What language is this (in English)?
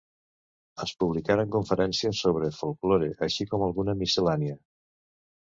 Catalan